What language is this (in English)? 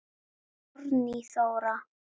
Icelandic